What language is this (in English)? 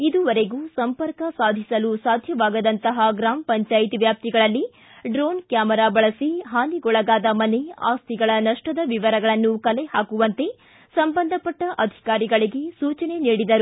Kannada